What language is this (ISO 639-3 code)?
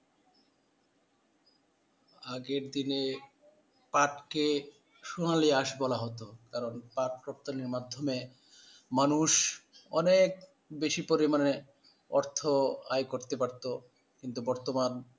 ben